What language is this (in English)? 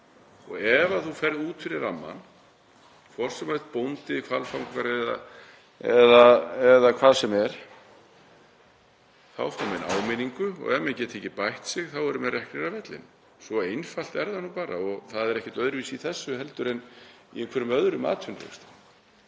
Icelandic